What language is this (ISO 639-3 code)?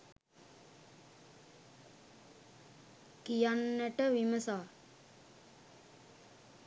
sin